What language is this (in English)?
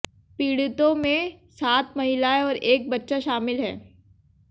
Hindi